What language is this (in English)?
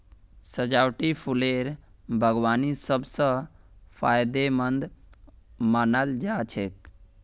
Magahi